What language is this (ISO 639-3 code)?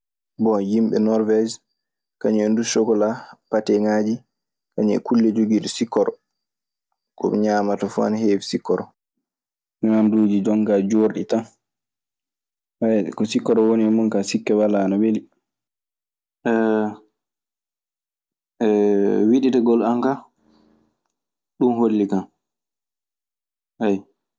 ffm